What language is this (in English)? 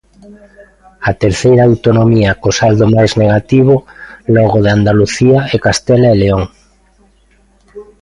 Galician